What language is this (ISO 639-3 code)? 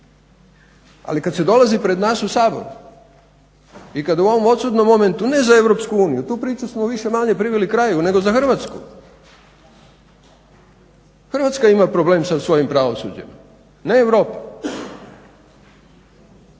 hrv